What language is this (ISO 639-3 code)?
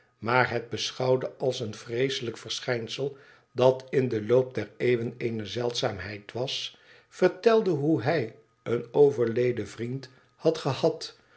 nld